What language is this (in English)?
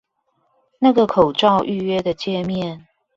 Chinese